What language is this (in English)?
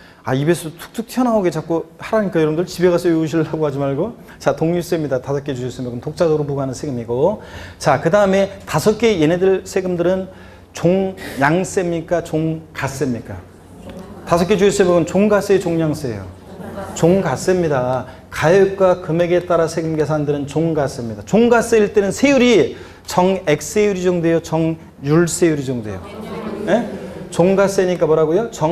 Korean